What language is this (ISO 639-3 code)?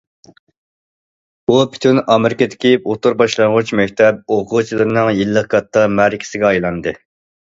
uig